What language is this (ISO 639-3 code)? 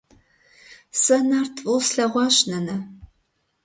kbd